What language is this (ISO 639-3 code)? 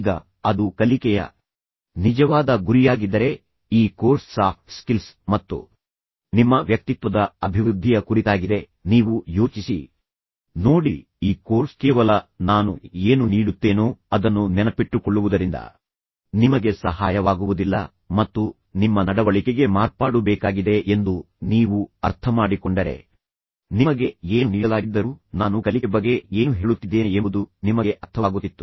kan